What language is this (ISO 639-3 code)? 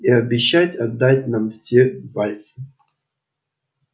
rus